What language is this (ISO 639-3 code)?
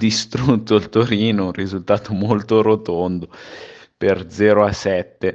ita